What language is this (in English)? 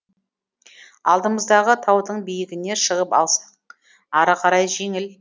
Kazakh